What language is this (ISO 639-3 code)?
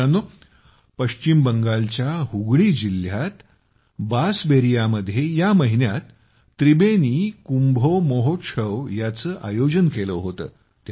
mar